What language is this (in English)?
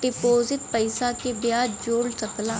Bhojpuri